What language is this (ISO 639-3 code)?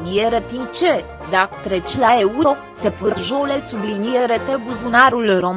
ron